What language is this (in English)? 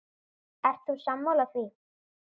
Icelandic